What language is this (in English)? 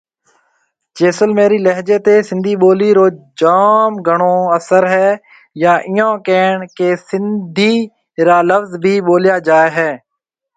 Marwari (Pakistan)